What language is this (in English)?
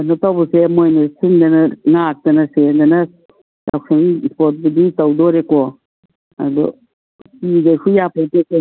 Manipuri